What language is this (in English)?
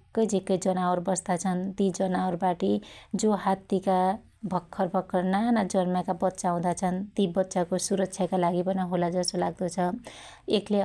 Dotyali